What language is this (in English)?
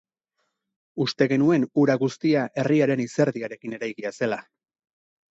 Basque